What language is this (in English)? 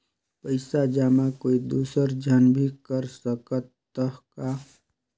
Chhattisgarhi